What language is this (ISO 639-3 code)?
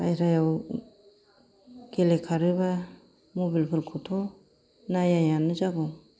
brx